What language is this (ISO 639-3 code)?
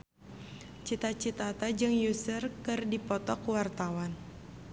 sun